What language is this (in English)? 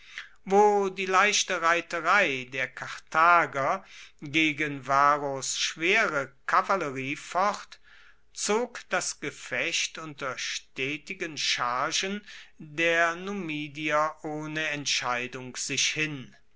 German